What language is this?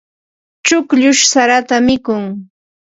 Ambo-Pasco Quechua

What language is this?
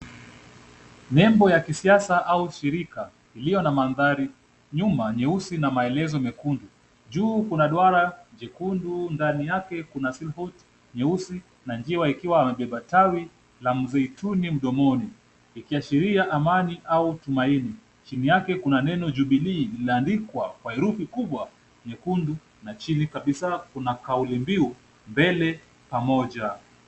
Swahili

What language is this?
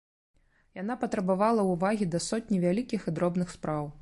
Belarusian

